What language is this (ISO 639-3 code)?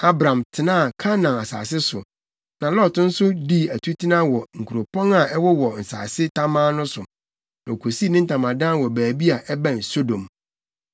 aka